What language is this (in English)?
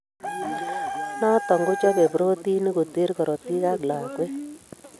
Kalenjin